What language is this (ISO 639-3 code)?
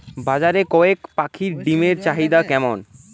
ben